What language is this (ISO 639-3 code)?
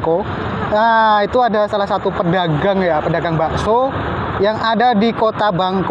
ind